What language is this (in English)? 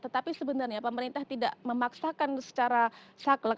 Indonesian